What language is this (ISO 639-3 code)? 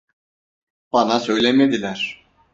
tur